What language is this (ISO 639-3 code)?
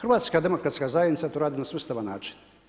hrv